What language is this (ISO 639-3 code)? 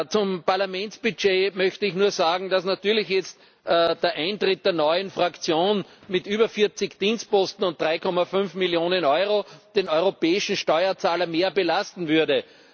deu